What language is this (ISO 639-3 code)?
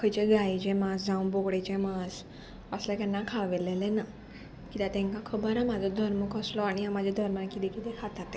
kok